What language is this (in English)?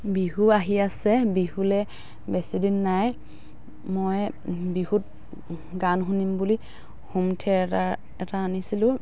Assamese